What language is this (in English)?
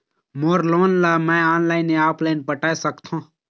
Chhattisgarhi